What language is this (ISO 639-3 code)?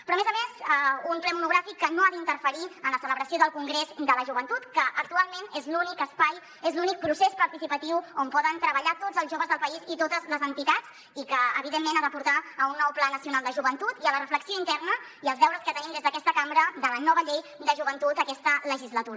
cat